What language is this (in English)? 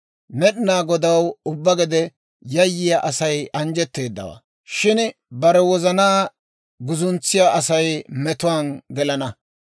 Dawro